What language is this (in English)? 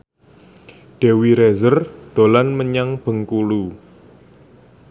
Javanese